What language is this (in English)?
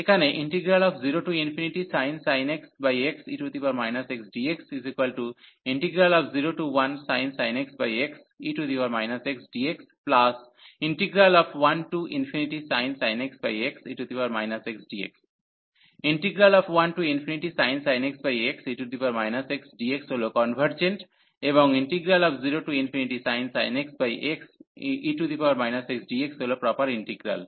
Bangla